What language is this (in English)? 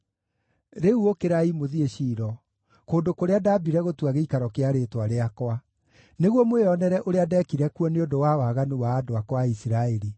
Kikuyu